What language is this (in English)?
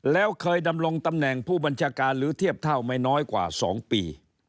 Thai